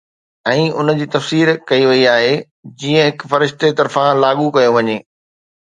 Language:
Sindhi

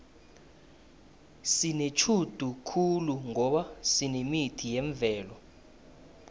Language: South Ndebele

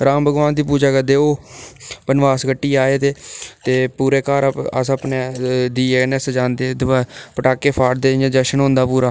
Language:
Dogri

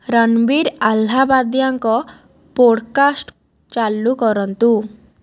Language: Odia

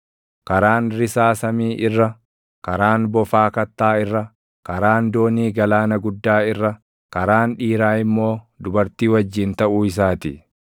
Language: Oromo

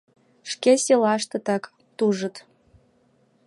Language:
Mari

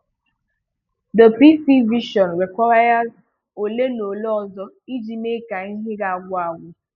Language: Igbo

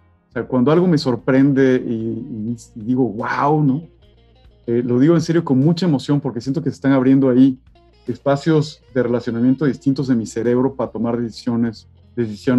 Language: Spanish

